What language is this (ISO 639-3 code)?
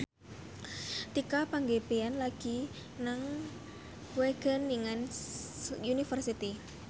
jav